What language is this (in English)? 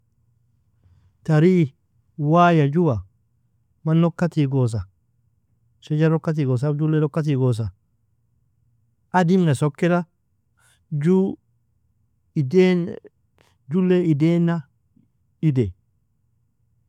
Nobiin